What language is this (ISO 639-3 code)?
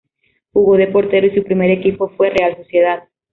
spa